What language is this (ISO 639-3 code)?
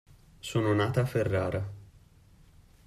ita